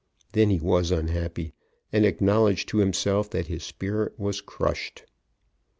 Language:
English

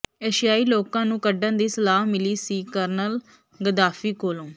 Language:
Punjabi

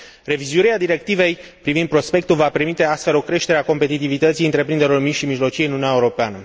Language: Romanian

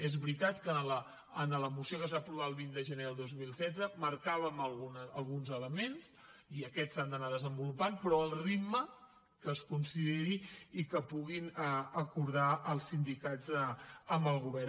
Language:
Catalan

